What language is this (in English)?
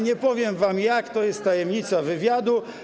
Polish